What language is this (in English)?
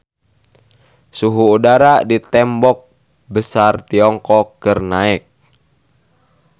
Sundanese